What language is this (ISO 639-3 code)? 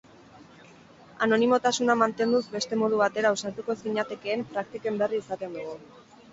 eus